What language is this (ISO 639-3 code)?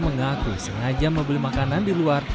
ind